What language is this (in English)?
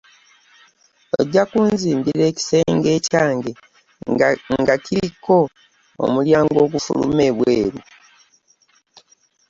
Ganda